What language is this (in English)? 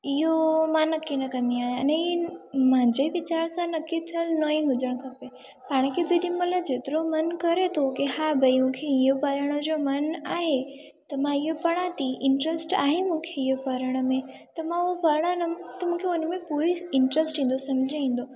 Sindhi